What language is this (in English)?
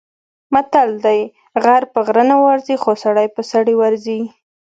Pashto